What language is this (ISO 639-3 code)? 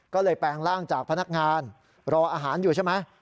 tha